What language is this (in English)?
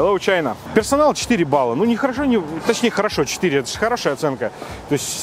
Russian